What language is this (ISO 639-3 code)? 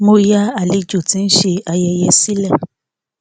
yor